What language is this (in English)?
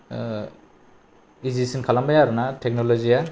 Bodo